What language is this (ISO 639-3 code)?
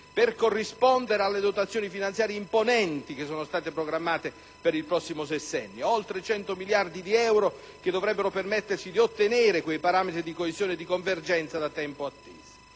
ita